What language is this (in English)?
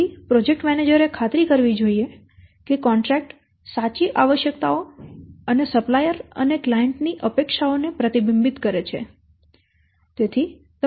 Gujarati